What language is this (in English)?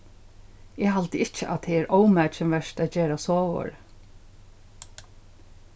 Faroese